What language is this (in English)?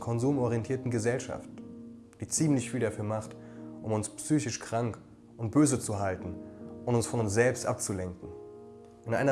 German